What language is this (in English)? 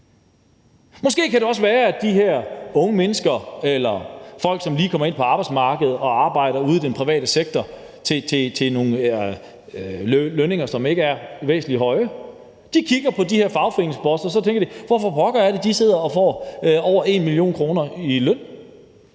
Danish